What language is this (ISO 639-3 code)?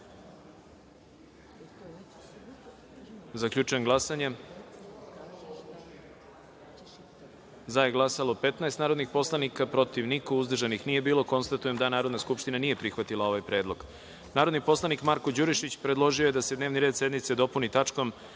srp